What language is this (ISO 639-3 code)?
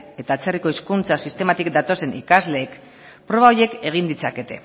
eus